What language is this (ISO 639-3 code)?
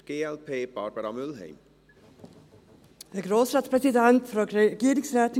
gsw